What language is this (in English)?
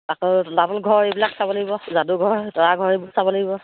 Assamese